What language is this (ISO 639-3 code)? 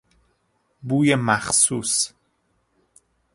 fas